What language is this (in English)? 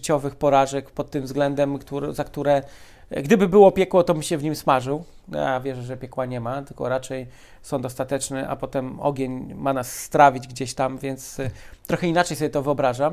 Polish